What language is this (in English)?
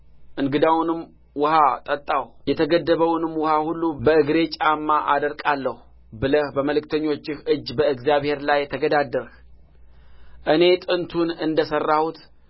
Amharic